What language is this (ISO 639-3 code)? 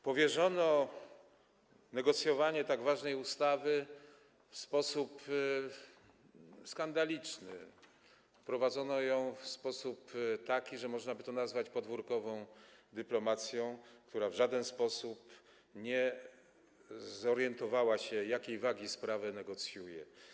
pol